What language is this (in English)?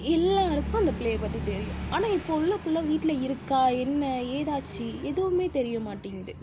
Tamil